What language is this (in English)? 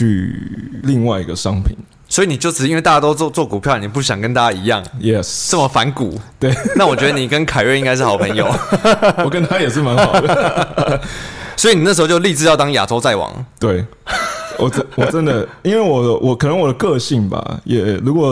Chinese